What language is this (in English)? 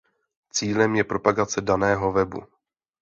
Czech